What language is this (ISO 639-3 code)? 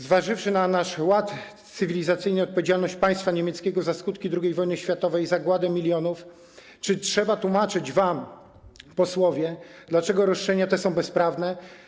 pol